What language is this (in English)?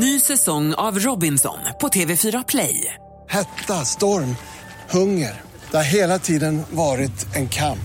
Swedish